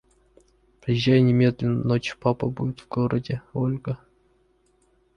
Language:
Russian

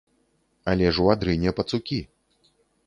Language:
Belarusian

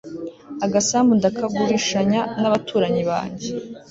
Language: Kinyarwanda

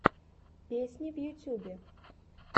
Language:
Russian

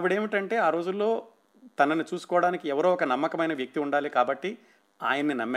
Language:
Telugu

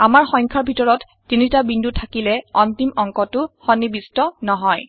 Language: Assamese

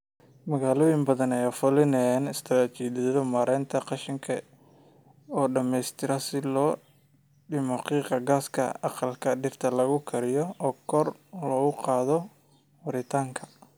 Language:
Somali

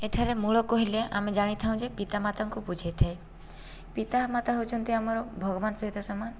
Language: Odia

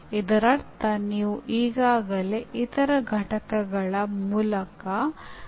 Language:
Kannada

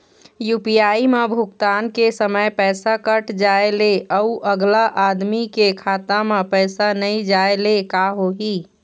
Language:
Chhattisgarhi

